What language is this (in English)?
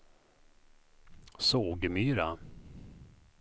Swedish